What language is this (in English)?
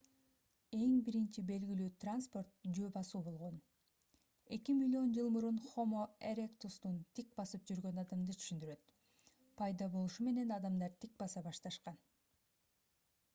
Kyrgyz